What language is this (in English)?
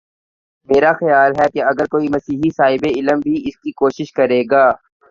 Urdu